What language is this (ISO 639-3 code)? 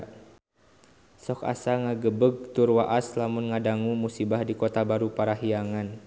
sun